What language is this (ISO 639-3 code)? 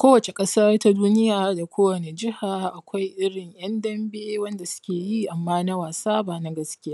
hau